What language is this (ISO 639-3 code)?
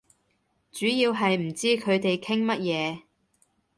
yue